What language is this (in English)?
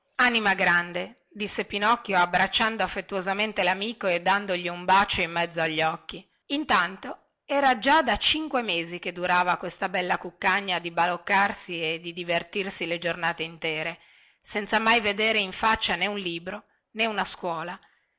Italian